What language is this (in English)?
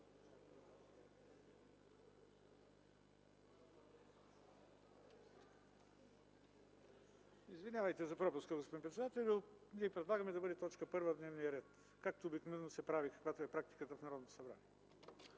Bulgarian